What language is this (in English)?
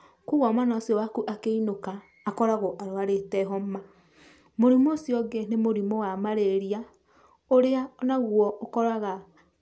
Kikuyu